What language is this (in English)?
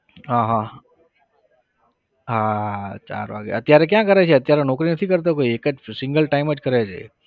Gujarati